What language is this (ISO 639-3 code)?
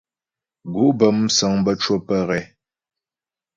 bbj